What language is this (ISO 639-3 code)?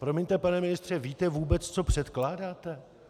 ces